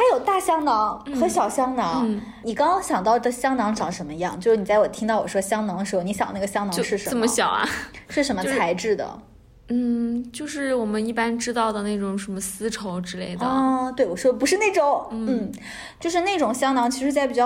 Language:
Chinese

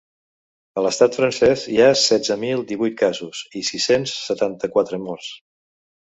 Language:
Catalan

